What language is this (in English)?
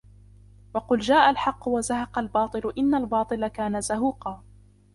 Arabic